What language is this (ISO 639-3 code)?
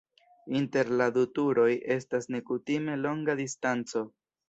epo